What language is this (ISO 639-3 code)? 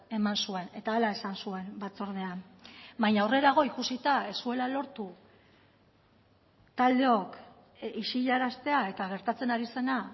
eus